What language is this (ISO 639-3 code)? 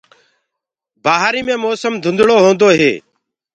ggg